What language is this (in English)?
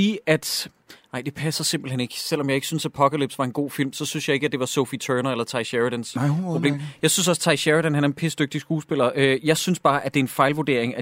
Danish